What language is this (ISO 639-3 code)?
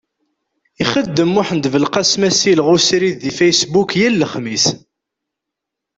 kab